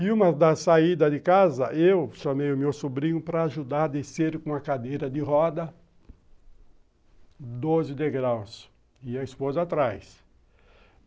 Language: Portuguese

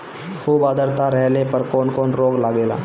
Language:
Bhojpuri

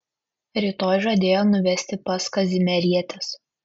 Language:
Lithuanian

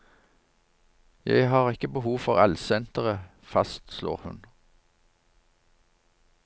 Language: Norwegian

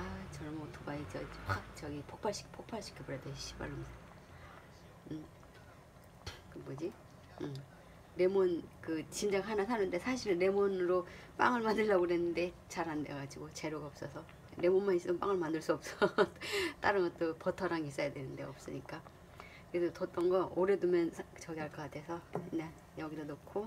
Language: Korean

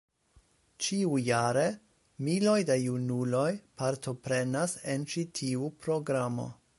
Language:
Esperanto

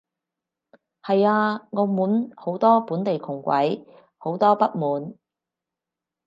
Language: Cantonese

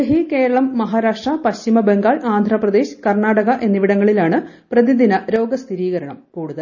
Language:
Malayalam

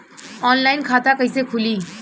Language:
Bhojpuri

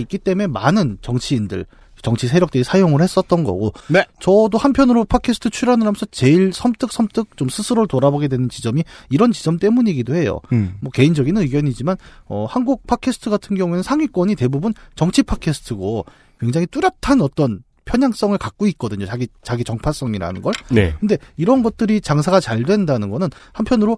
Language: Korean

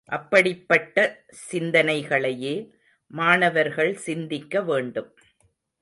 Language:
Tamil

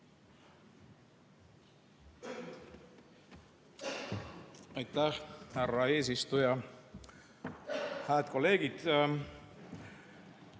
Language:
Estonian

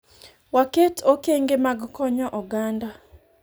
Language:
Luo (Kenya and Tanzania)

